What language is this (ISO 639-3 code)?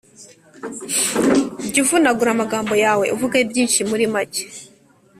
kin